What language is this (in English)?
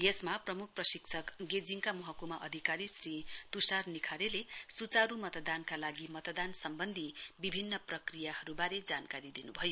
Nepali